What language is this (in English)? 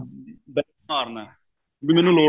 Punjabi